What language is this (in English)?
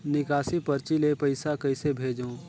Chhattisgarhi